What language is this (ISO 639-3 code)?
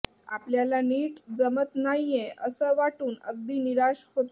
mar